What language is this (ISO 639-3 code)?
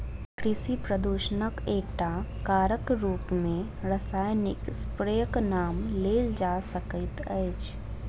mai